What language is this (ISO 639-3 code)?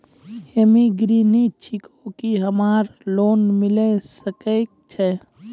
mai